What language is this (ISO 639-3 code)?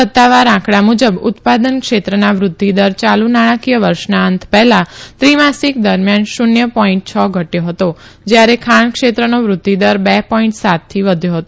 guj